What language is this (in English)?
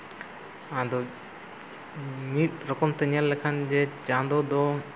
Santali